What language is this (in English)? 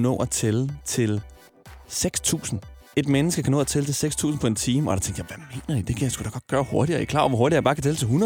Danish